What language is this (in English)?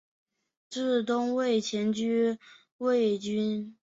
Chinese